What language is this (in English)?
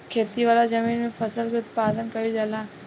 Bhojpuri